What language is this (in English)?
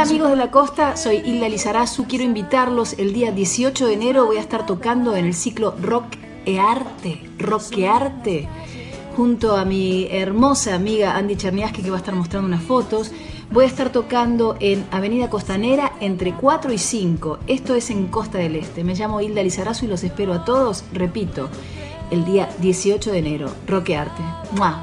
Spanish